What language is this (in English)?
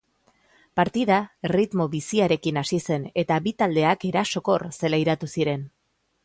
Basque